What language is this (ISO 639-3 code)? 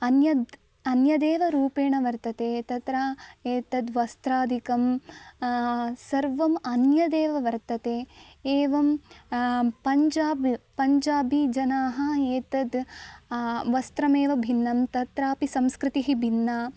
san